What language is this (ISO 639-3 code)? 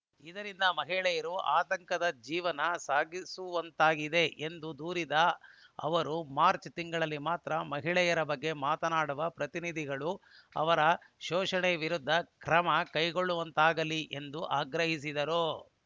kan